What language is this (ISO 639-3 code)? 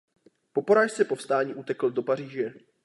ces